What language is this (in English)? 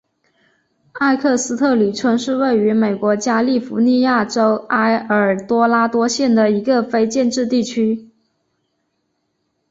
Chinese